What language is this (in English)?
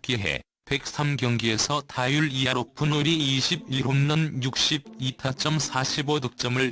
Korean